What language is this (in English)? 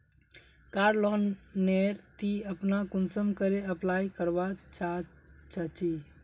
Magahi